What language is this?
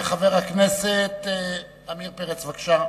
Hebrew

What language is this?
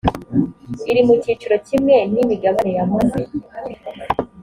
Kinyarwanda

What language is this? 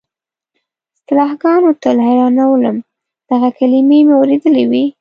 Pashto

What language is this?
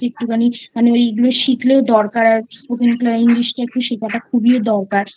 Bangla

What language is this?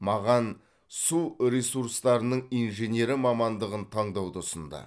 Kazakh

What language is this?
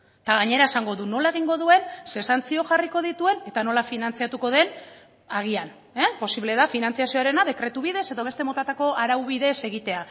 Basque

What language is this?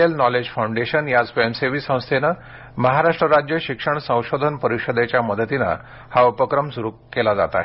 Marathi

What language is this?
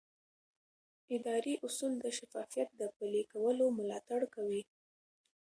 Pashto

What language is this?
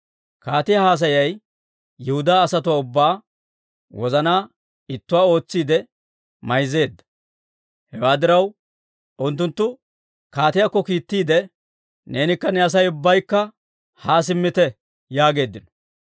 Dawro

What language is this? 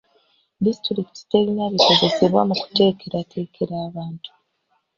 Ganda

